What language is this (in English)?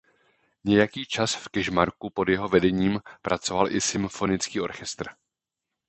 Czech